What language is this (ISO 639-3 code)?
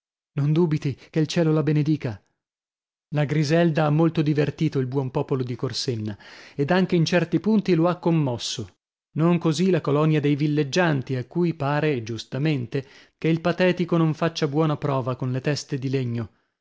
ita